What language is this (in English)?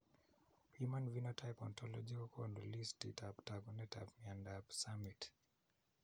Kalenjin